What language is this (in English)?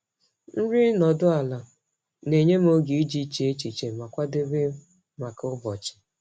Igbo